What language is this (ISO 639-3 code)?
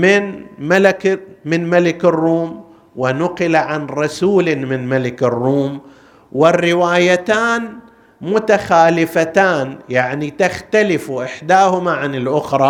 ara